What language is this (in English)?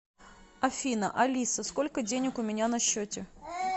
Russian